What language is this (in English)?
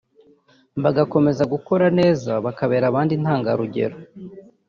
Kinyarwanda